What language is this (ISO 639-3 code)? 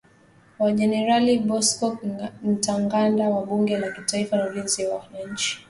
swa